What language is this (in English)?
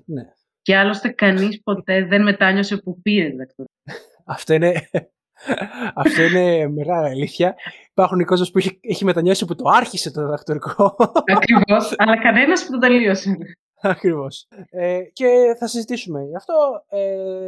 Greek